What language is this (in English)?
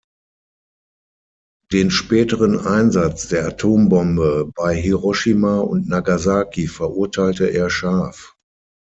German